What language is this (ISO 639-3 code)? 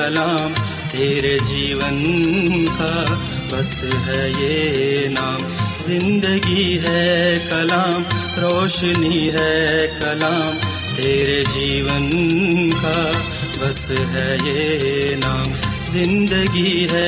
urd